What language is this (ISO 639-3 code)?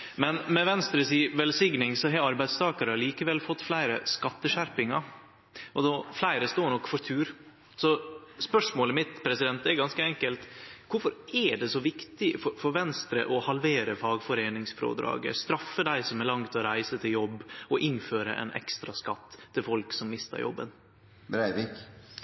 nno